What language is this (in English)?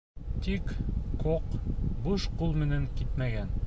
Bashkir